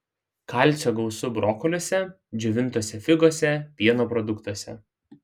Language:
Lithuanian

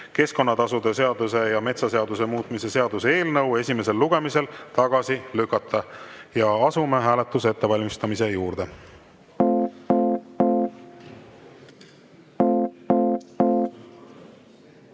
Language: Estonian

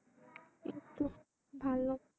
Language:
Bangla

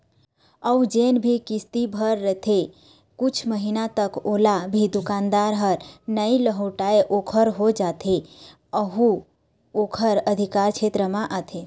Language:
Chhattisgarhi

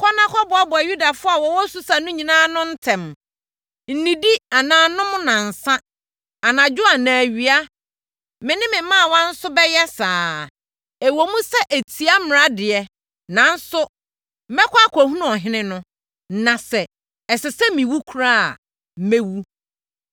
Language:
Akan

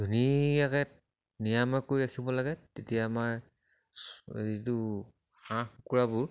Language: Assamese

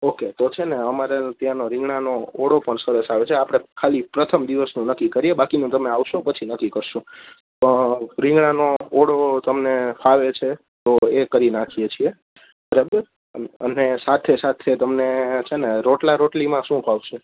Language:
Gujarati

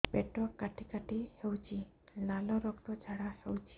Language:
Odia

